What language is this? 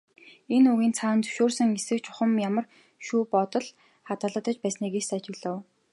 Mongolian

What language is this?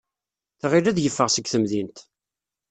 Kabyle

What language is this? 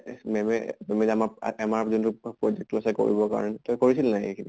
Assamese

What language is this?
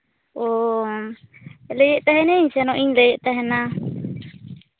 Santali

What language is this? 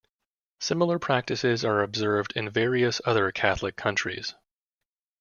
English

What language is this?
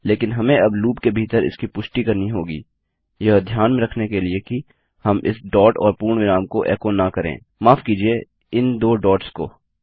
Hindi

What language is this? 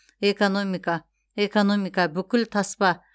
Kazakh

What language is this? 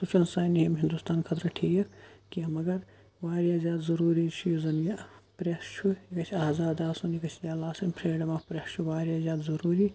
Kashmiri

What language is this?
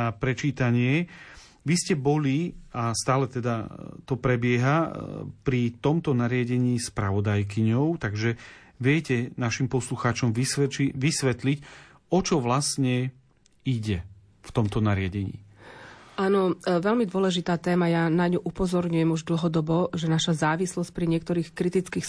Slovak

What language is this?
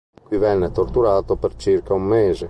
Italian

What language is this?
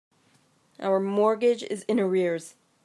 English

